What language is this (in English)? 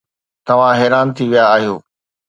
Sindhi